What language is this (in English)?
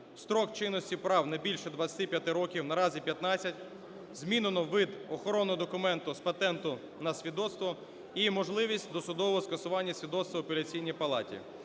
Ukrainian